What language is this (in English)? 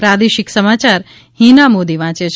Gujarati